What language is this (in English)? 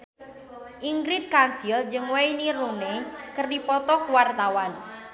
Sundanese